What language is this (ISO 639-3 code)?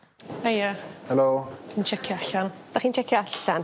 cym